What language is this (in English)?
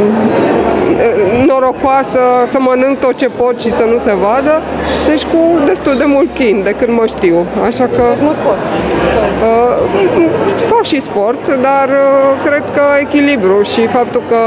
Romanian